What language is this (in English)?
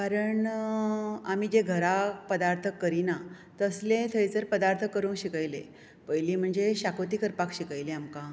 Konkani